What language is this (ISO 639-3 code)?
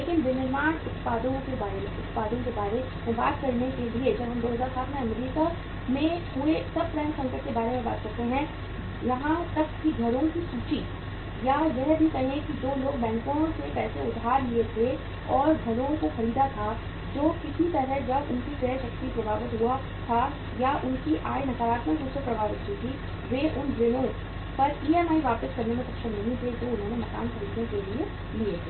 hin